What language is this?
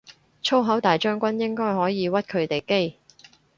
Cantonese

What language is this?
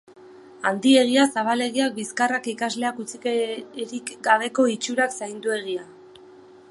Basque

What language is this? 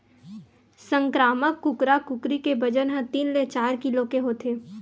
Chhattisgarhi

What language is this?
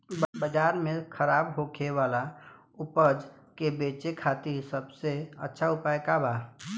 Bhojpuri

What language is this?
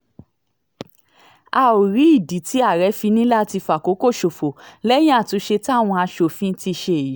Yoruba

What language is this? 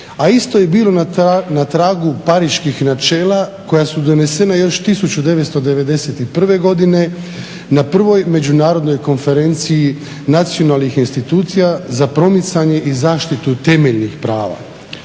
Croatian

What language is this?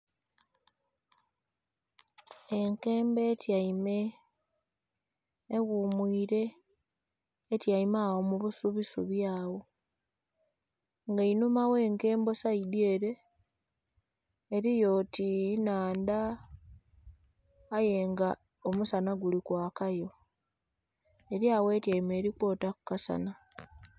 Soga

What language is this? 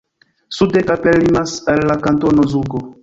Esperanto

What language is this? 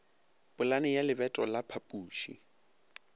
Northern Sotho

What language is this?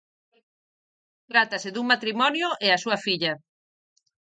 Galician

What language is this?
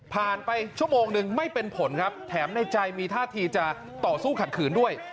Thai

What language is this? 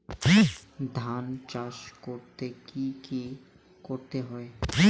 Bangla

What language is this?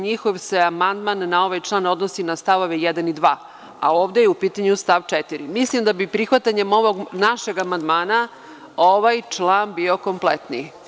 Serbian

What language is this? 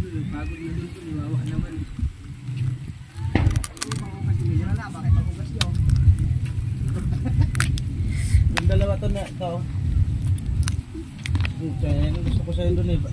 Filipino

